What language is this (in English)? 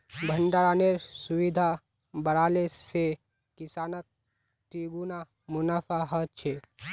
Magahi